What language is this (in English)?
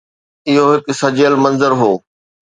Sindhi